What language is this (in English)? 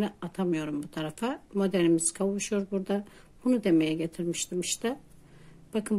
Turkish